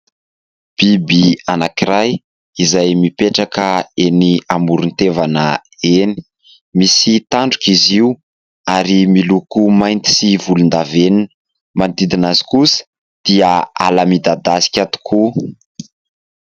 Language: Malagasy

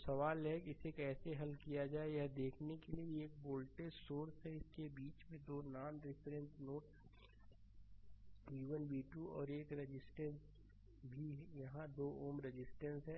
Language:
Hindi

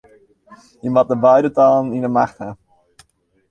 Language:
Western Frisian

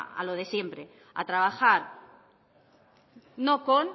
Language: Spanish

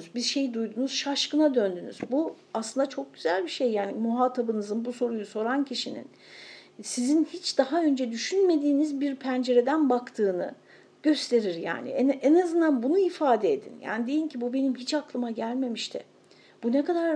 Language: Turkish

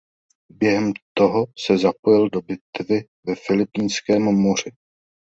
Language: Czech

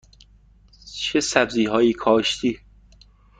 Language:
Persian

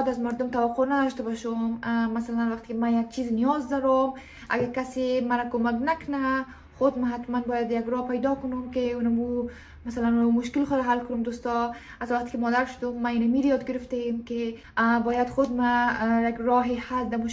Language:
Persian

